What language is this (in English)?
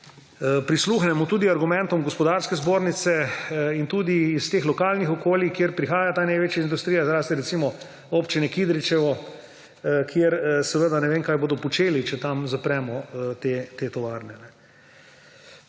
Slovenian